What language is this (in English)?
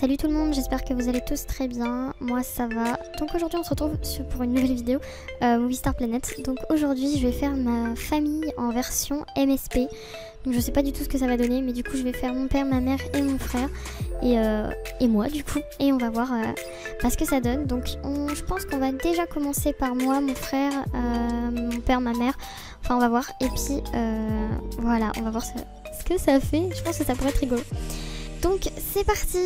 French